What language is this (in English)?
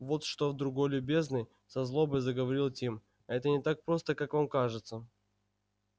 Russian